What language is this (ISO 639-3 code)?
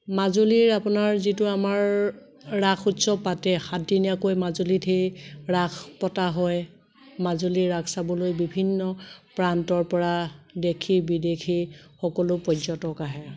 asm